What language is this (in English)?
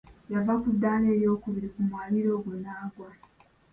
Ganda